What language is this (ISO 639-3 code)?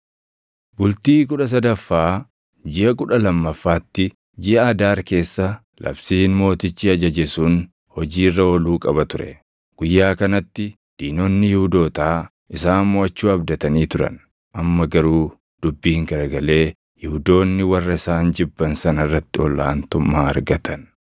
orm